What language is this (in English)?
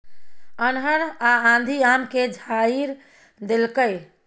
Maithili